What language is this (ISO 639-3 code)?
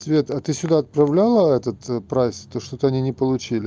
rus